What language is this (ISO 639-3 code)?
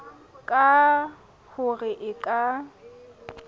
sot